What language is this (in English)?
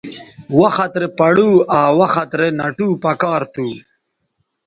Bateri